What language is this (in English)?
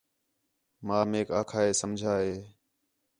Khetrani